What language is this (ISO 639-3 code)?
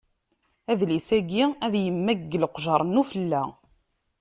kab